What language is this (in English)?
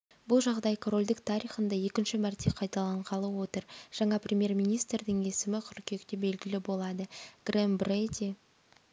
Kazakh